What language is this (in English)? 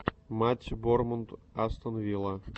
Russian